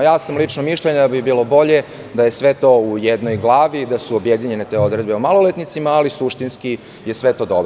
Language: Serbian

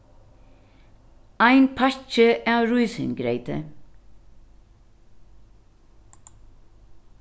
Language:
Faroese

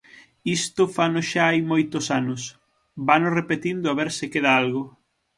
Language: Galician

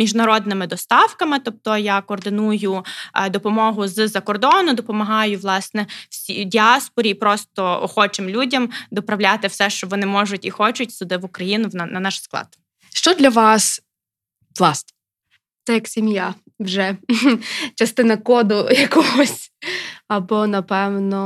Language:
Ukrainian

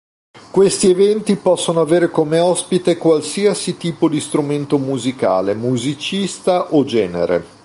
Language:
Italian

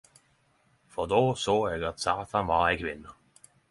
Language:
Norwegian Nynorsk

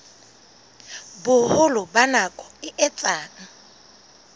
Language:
Southern Sotho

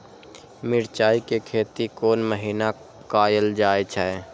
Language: Maithili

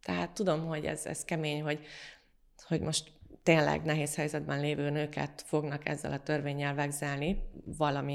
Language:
Hungarian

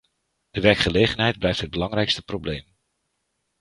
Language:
Dutch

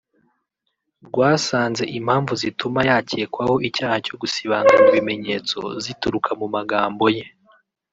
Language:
Kinyarwanda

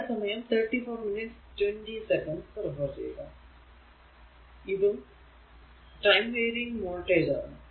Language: Malayalam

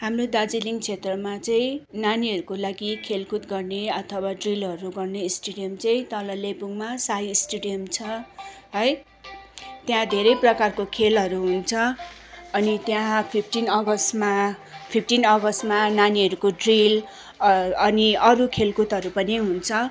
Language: Nepali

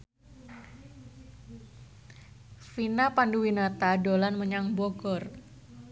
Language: Javanese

